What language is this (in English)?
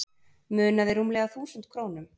Icelandic